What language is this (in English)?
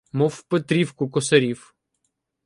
Ukrainian